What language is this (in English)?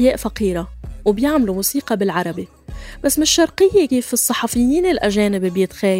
Arabic